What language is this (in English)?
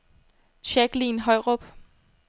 Danish